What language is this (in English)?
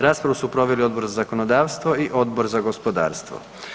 Croatian